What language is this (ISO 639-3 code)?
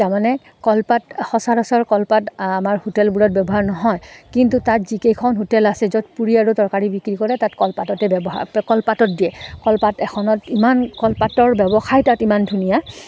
asm